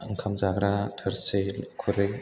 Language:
Bodo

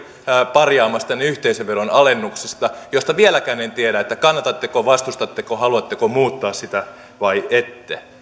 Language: Finnish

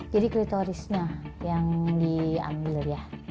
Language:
Indonesian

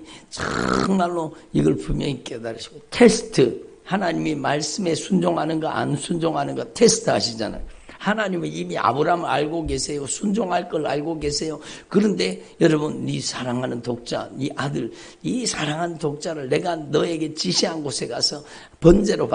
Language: Korean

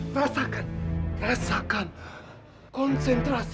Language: Indonesian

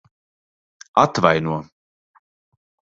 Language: Latvian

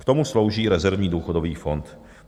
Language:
Czech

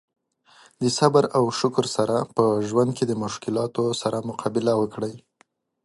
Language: Pashto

